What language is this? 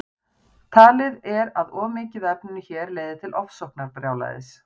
Icelandic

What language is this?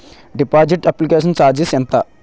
Telugu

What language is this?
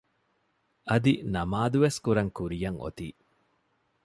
Divehi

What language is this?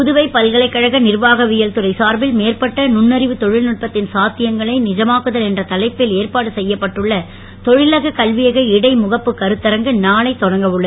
Tamil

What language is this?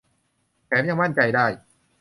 Thai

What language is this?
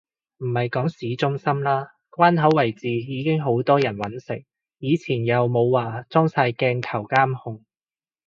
Cantonese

